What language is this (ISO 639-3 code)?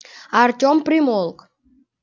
rus